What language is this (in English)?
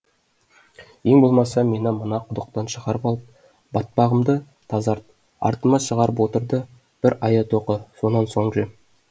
Kazakh